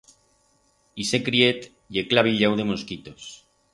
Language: Aragonese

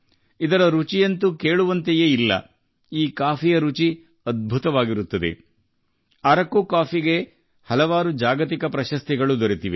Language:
Kannada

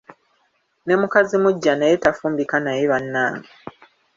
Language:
Ganda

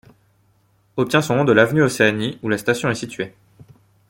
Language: French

